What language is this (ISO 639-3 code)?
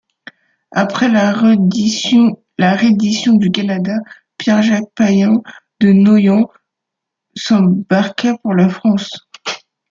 fra